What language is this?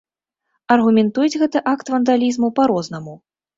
Belarusian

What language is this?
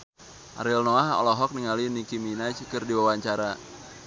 Sundanese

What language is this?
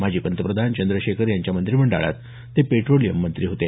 Marathi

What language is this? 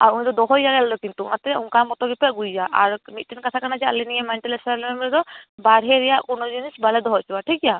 Santali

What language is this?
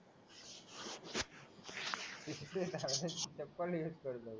Marathi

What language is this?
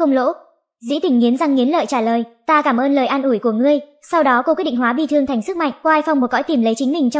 Vietnamese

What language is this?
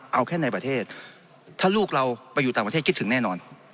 Thai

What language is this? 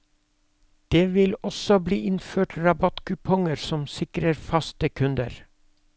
Norwegian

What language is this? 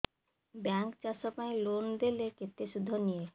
Odia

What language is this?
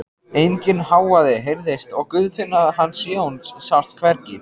Icelandic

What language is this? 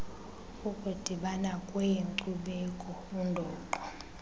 Xhosa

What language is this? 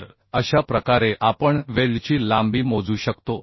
Marathi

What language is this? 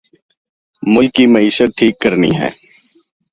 Urdu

